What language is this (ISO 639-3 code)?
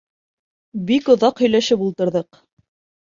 bak